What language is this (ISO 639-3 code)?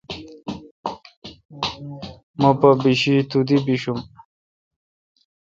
xka